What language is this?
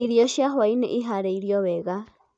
Kikuyu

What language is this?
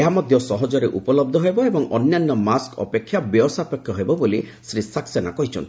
Odia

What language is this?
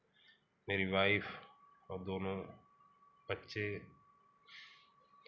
Hindi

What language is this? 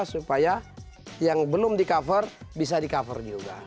Indonesian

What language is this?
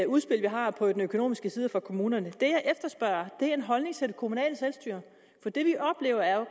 Danish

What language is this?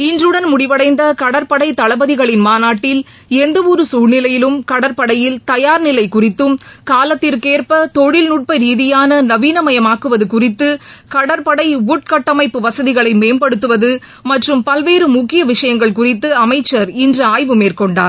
Tamil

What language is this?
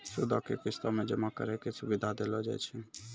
Maithili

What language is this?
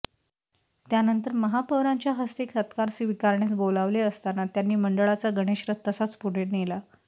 Marathi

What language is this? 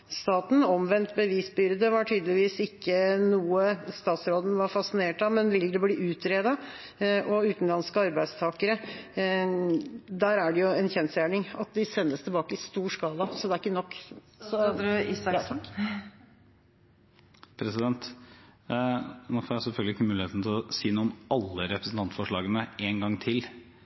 Norwegian Bokmål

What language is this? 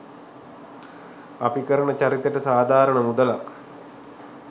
Sinhala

